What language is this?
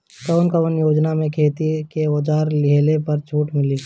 Bhojpuri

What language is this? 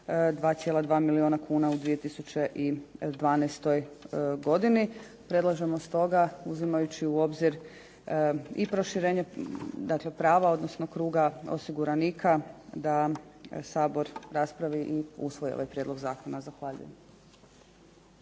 Croatian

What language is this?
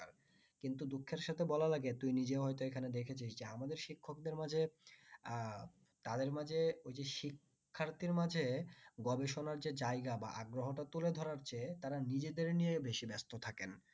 Bangla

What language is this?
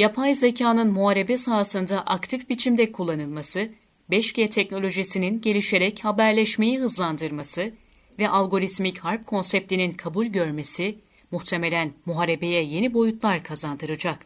Turkish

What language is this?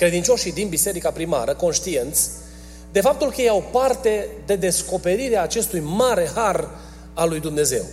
Romanian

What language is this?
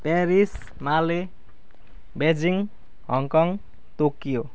Nepali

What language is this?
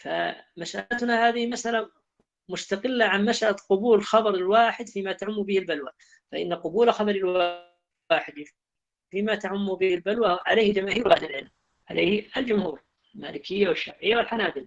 Arabic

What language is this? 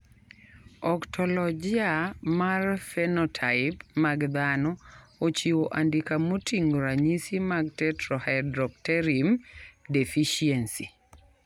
Luo (Kenya and Tanzania)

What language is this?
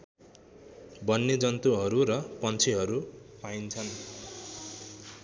Nepali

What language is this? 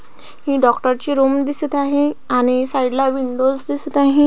Marathi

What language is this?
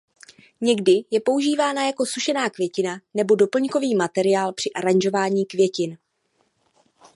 Czech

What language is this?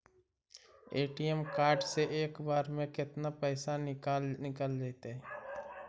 Magahi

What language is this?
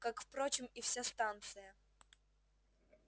Russian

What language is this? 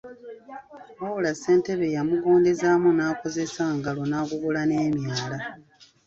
Ganda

